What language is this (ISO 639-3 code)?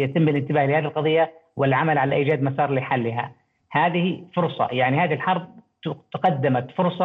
ara